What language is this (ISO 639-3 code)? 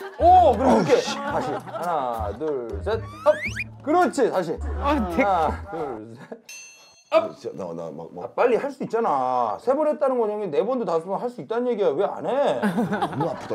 kor